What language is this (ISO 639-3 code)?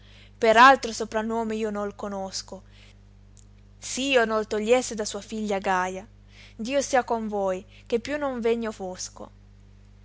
ita